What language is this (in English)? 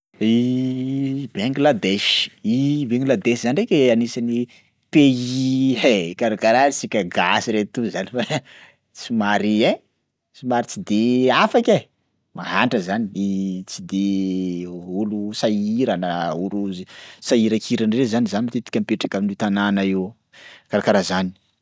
Sakalava Malagasy